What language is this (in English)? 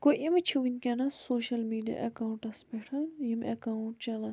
Kashmiri